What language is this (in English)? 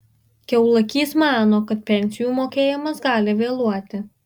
Lithuanian